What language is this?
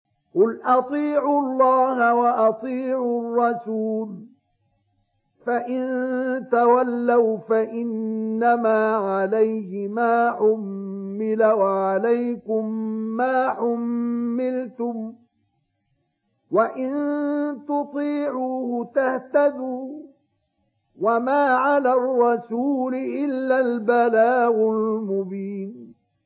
Arabic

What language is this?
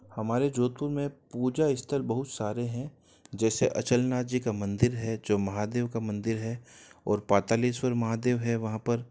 Hindi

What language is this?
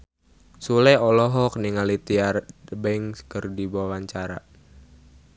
Sundanese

